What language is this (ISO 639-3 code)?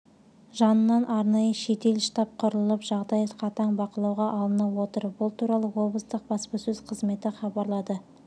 kaz